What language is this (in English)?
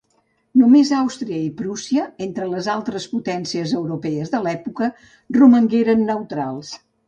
Catalan